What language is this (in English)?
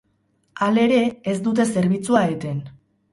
Basque